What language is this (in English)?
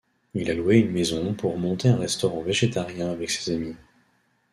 French